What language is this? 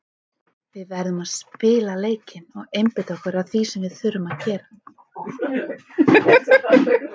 Icelandic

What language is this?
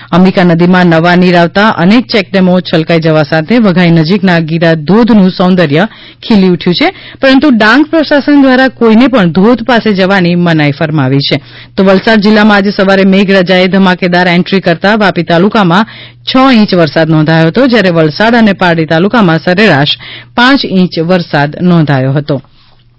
Gujarati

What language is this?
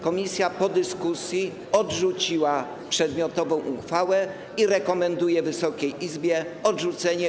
Polish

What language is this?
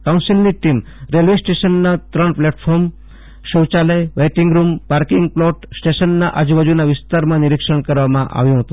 Gujarati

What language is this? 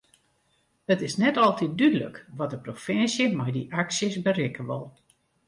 Western Frisian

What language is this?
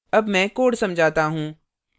Hindi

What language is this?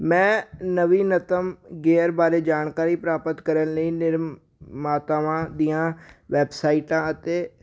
Punjabi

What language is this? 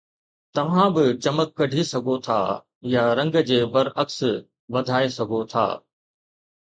Sindhi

